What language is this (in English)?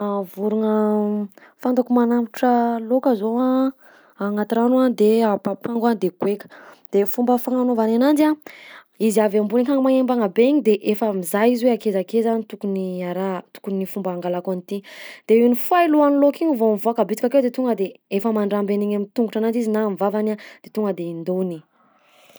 Southern Betsimisaraka Malagasy